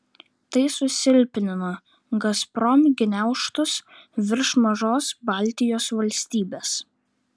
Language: Lithuanian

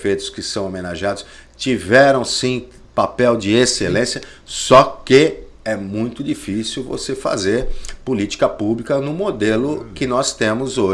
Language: Portuguese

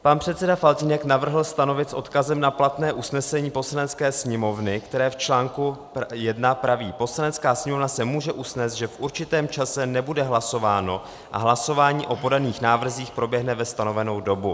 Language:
Czech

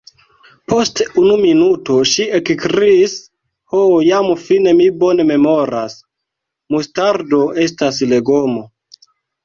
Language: Esperanto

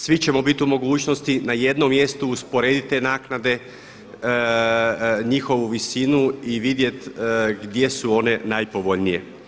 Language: Croatian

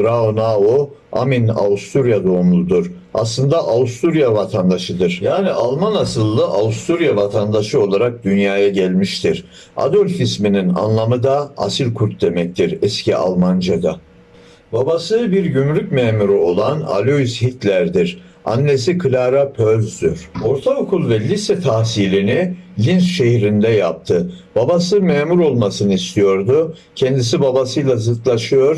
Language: Turkish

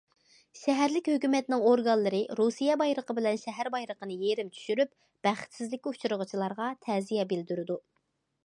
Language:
Uyghur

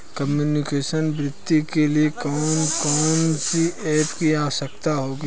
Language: Hindi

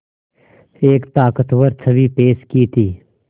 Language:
Hindi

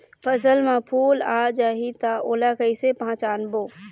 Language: Chhattisgarhi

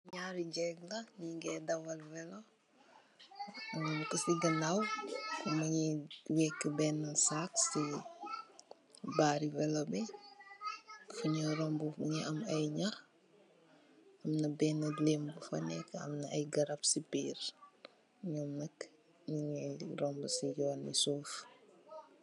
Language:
Wolof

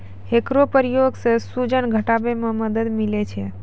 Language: Maithili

